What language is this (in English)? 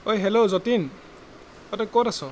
Assamese